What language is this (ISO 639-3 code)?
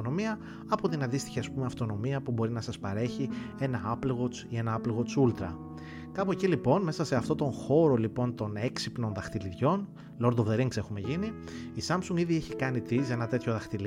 ell